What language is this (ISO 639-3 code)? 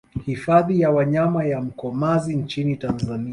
swa